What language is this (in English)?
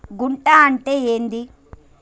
Telugu